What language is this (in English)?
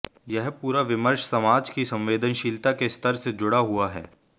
Hindi